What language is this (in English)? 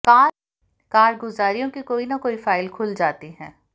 Hindi